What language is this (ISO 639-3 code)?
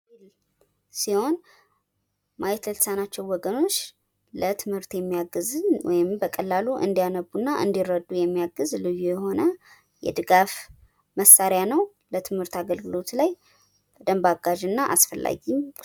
amh